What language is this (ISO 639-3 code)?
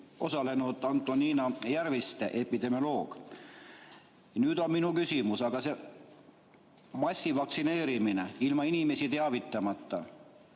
est